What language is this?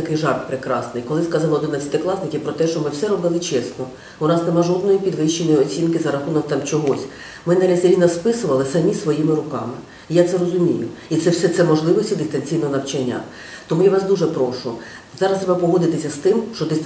Ukrainian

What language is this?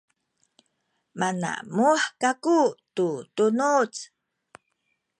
Sakizaya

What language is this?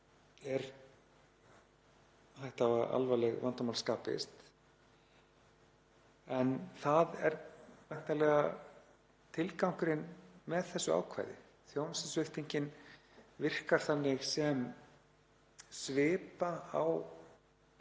Icelandic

